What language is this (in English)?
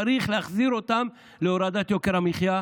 Hebrew